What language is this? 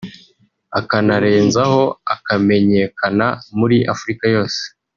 Kinyarwanda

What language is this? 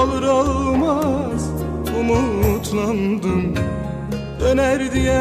Turkish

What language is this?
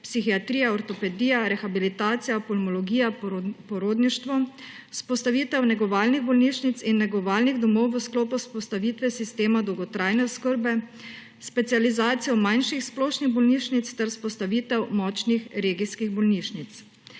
Slovenian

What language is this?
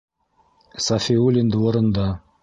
Bashkir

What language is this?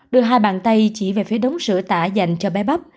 Vietnamese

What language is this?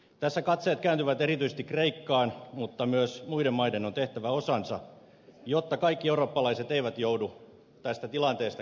Finnish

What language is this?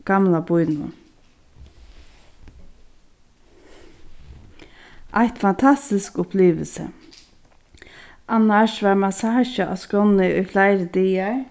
Faroese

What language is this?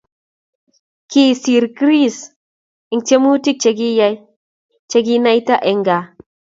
Kalenjin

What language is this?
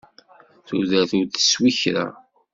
Kabyle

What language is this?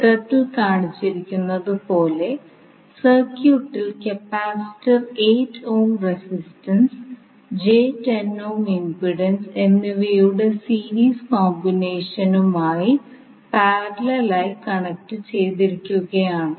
Malayalam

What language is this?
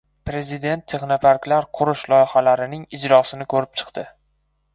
Uzbek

